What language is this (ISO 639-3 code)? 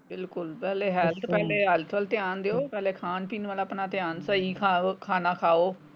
pan